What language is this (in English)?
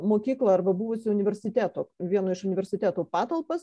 Lithuanian